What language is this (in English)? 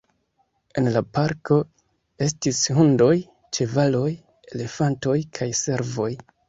Esperanto